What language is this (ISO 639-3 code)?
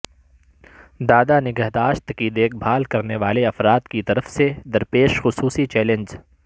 urd